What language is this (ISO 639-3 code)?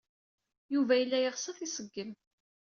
kab